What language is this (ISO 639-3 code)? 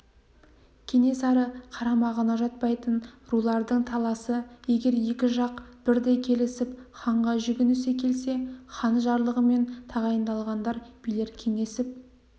kaz